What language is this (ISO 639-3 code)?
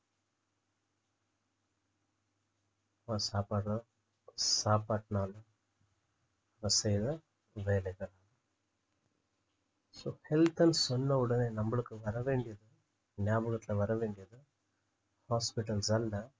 tam